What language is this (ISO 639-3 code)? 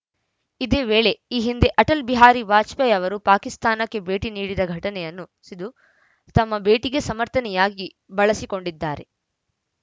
kan